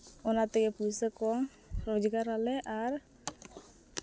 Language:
Santali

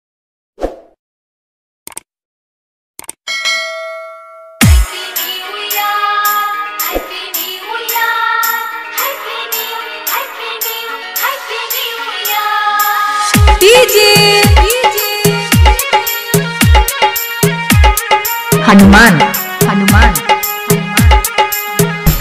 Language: Turkish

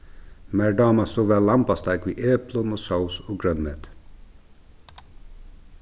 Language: Faroese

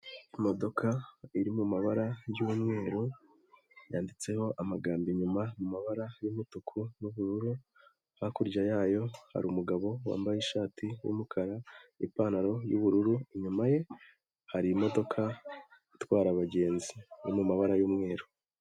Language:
Kinyarwanda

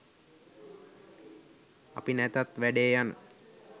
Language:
Sinhala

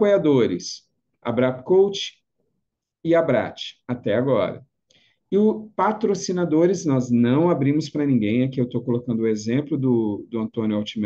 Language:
Portuguese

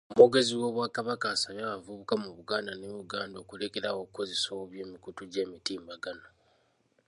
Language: Ganda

